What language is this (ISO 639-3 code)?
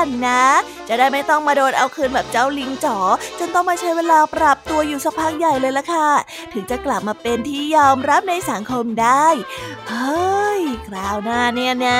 tha